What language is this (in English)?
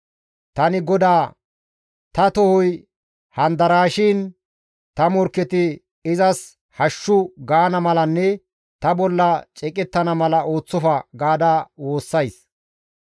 Gamo